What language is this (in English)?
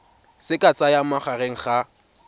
Tswana